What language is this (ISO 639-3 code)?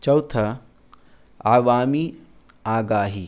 urd